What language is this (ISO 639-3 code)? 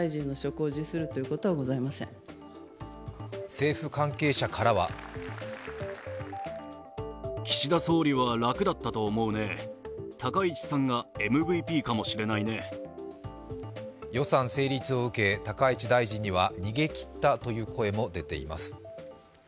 jpn